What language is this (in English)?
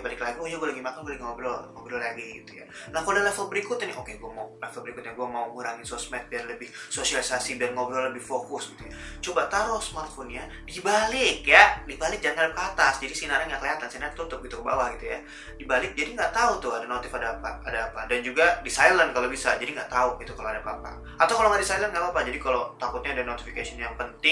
Indonesian